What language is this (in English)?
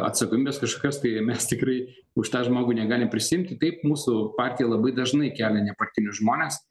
Lithuanian